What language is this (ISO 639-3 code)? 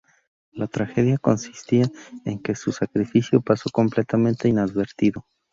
spa